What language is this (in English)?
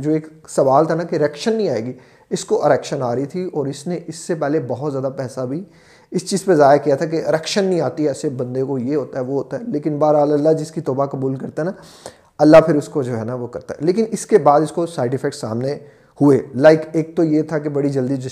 Urdu